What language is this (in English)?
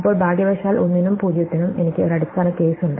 Malayalam